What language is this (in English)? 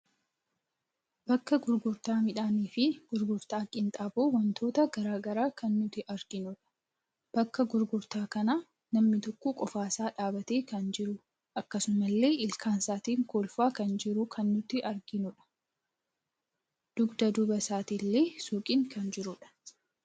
Oromo